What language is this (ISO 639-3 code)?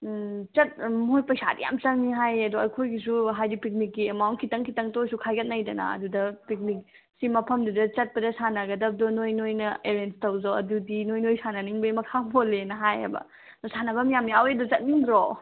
mni